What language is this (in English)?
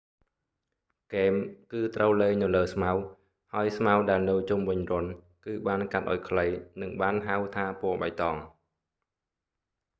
Khmer